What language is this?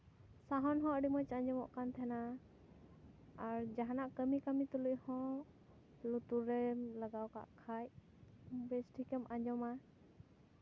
Santali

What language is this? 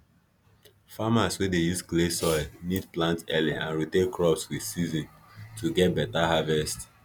Nigerian Pidgin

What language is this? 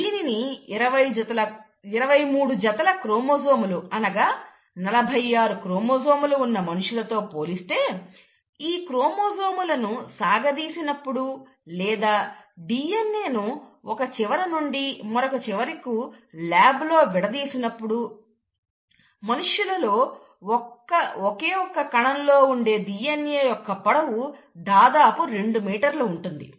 Telugu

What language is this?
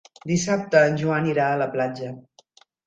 Catalan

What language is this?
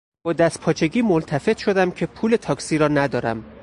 Persian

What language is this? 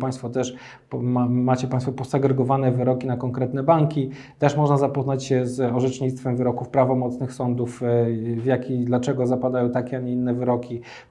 Polish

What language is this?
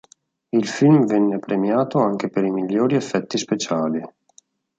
Italian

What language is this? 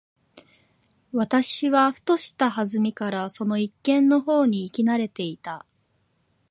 Japanese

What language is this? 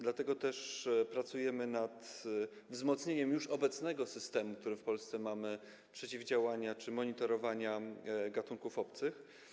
Polish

